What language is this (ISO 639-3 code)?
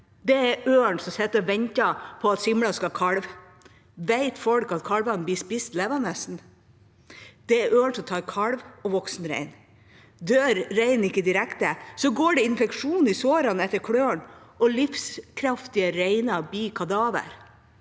nor